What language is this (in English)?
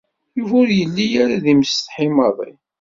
Kabyle